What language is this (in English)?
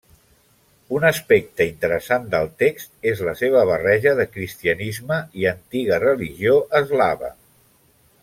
Catalan